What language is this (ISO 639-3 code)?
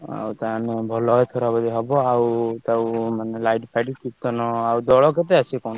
ori